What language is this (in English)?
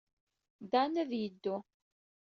Kabyle